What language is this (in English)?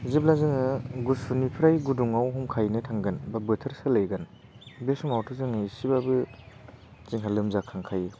Bodo